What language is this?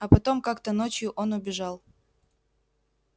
Russian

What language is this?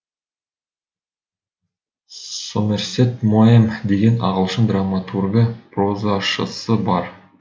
Kazakh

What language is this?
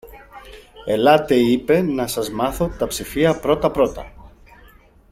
Greek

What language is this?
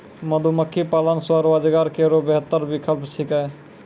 Maithili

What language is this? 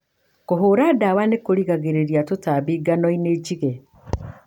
Kikuyu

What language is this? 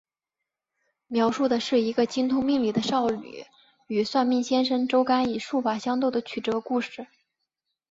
Chinese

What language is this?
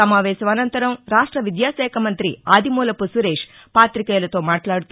Telugu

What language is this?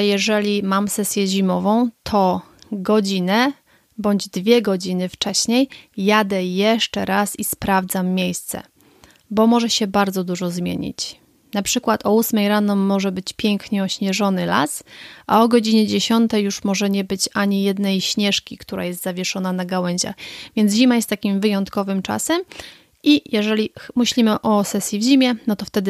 Polish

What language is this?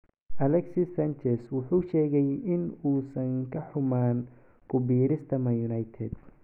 Somali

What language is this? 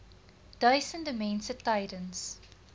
Afrikaans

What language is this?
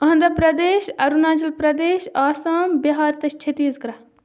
Kashmiri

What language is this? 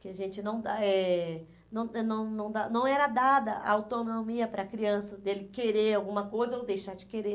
Portuguese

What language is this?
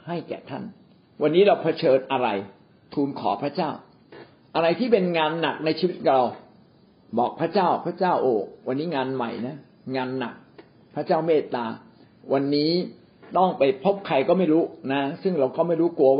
Thai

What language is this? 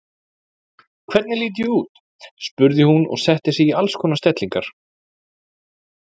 Icelandic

